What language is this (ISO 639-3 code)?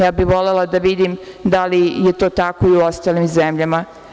srp